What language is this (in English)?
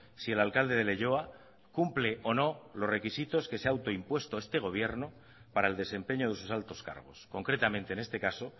Spanish